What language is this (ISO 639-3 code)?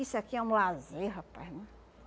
por